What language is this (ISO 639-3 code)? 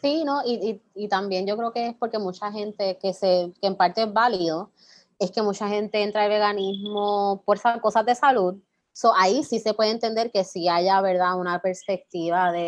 spa